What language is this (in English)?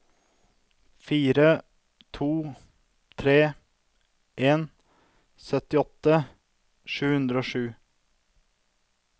Norwegian